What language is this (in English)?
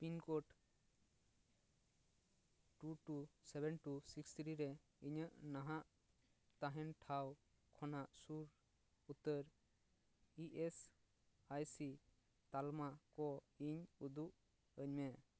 Santali